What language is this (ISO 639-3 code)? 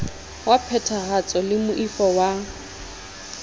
sot